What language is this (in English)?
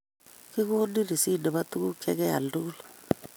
Kalenjin